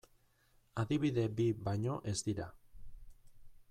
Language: Basque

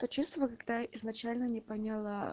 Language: Russian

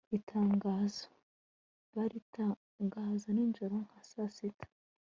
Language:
Kinyarwanda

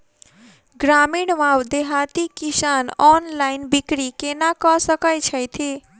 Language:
Maithili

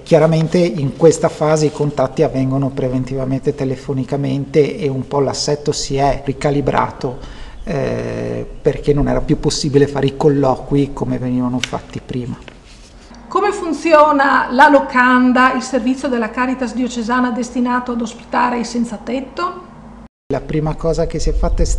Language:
Italian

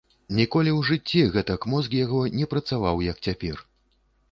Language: Belarusian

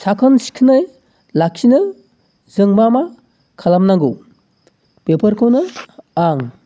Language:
Bodo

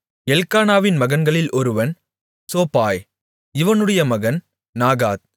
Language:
Tamil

